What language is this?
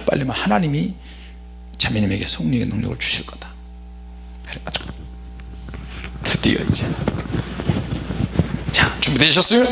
Korean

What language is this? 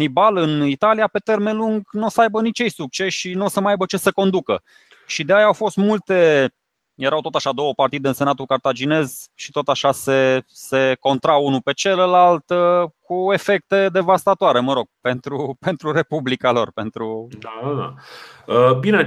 Romanian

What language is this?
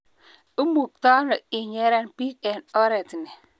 Kalenjin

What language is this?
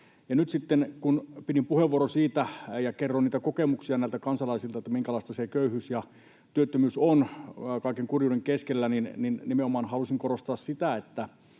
Finnish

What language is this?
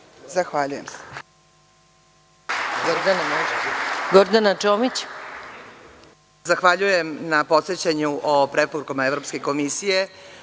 Serbian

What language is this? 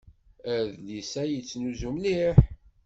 Kabyle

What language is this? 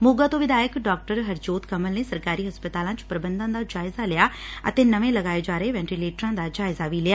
Punjabi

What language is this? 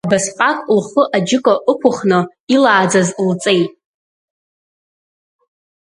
Abkhazian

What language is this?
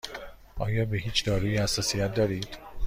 Persian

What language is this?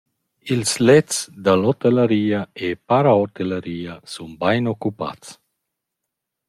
Romansh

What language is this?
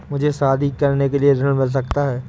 Hindi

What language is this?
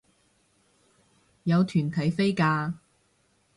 Cantonese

